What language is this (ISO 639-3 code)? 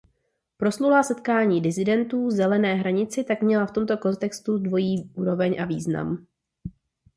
ces